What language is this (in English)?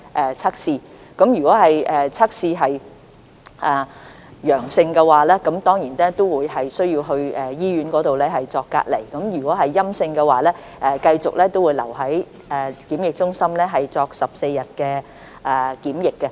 Cantonese